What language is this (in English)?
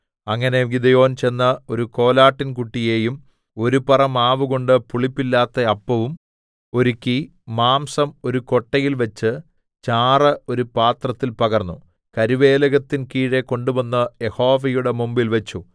Malayalam